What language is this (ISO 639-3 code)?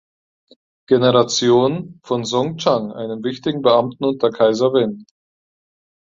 deu